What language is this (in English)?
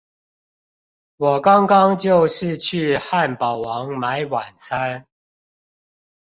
Chinese